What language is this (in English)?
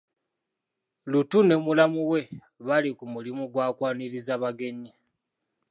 Ganda